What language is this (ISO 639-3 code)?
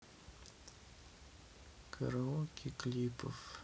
rus